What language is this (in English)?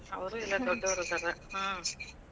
Kannada